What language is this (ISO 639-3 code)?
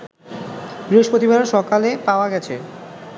ben